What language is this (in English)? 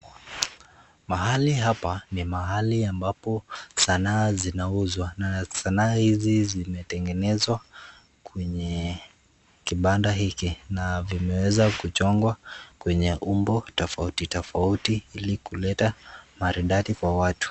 Swahili